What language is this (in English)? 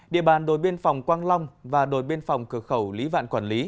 Vietnamese